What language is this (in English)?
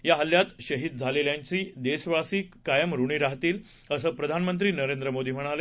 Marathi